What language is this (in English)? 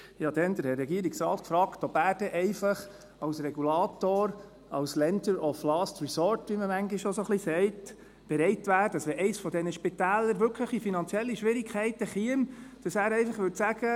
Swiss German